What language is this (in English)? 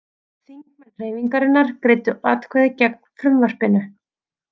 Icelandic